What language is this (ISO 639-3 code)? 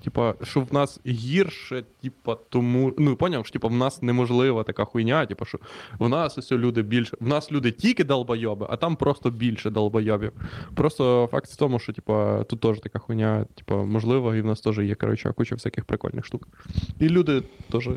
ukr